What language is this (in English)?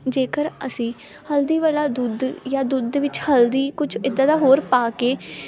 Punjabi